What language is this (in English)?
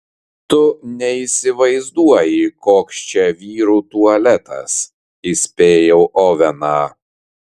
Lithuanian